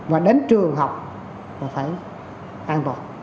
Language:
Vietnamese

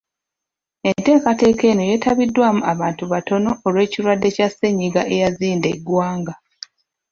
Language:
Ganda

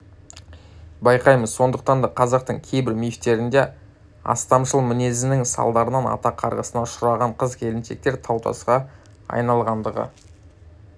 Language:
Kazakh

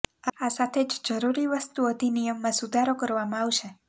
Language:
Gujarati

